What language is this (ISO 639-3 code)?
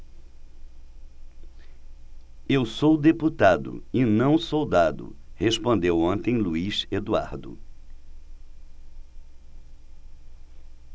por